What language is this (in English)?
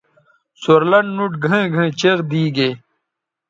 Bateri